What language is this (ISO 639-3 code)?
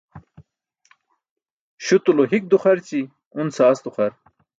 bsk